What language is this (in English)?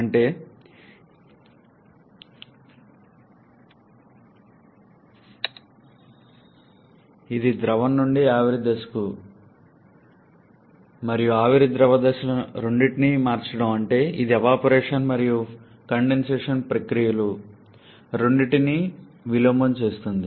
Telugu